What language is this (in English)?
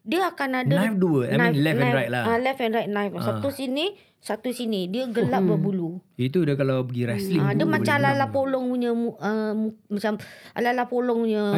Malay